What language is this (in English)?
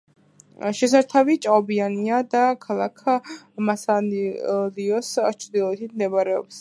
Georgian